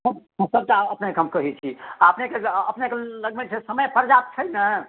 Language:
Maithili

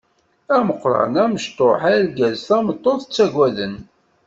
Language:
Kabyle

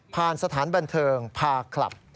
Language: Thai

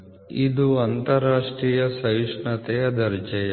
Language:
Kannada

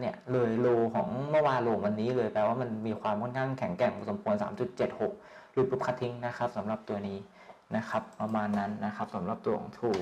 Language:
Thai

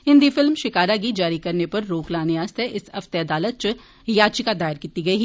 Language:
Dogri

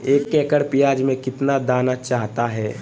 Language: Magahi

